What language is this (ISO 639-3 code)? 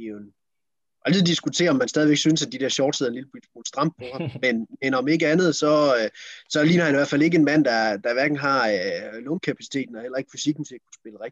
dan